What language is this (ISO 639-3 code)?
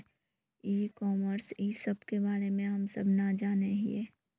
mag